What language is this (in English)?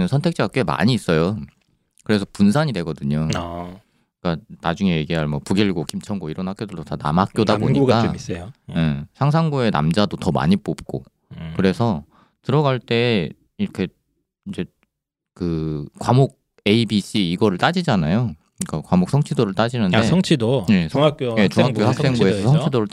Korean